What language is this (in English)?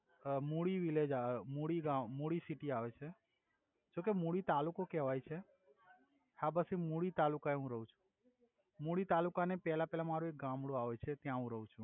Gujarati